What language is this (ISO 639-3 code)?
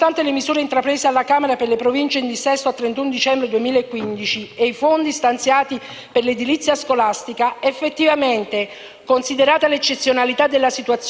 ita